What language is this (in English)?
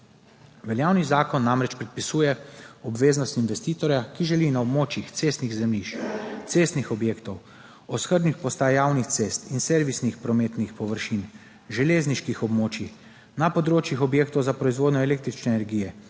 Slovenian